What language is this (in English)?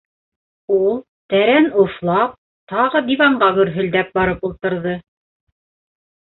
Bashkir